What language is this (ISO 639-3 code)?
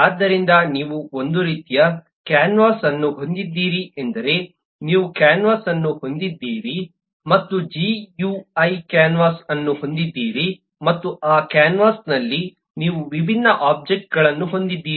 kan